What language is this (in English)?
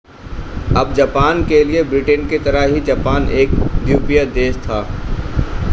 Hindi